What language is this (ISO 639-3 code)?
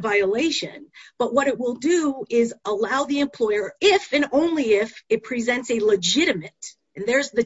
eng